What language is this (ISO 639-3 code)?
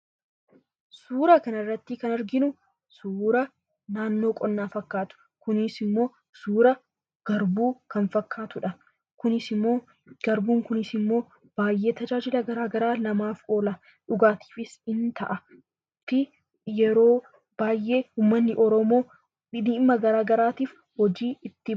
orm